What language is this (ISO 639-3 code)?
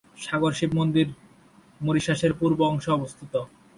ben